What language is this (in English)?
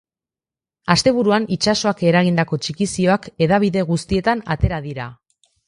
Basque